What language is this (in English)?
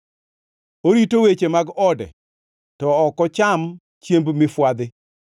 Luo (Kenya and Tanzania)